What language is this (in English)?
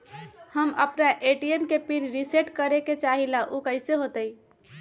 Magahi